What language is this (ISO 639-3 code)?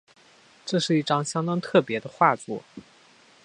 zho